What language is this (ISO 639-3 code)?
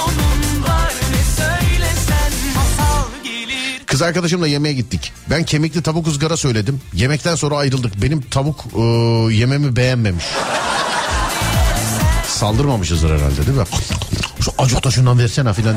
tur